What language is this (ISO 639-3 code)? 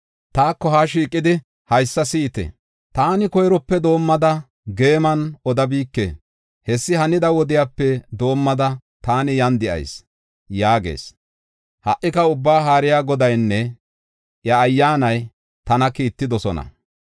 gof